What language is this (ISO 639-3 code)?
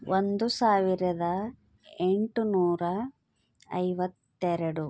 kan